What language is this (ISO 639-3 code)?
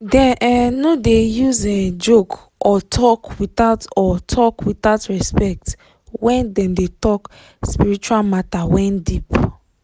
pcm